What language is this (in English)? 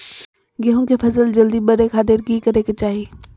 Magahi